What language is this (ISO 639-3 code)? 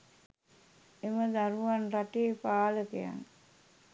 sin